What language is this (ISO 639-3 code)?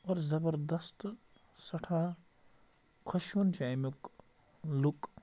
kas